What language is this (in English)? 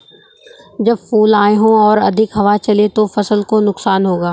Hindi